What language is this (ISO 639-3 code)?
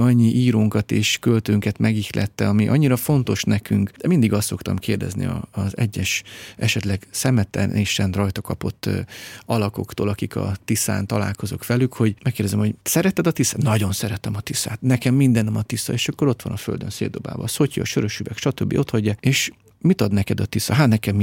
hun